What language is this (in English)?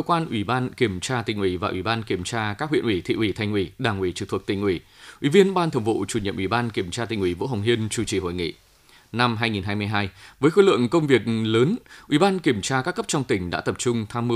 Vietnamese